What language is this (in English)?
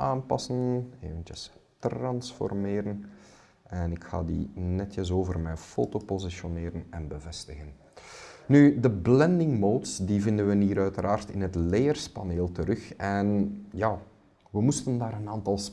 Dutch